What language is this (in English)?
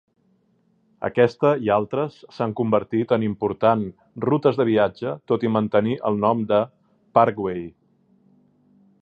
Catalan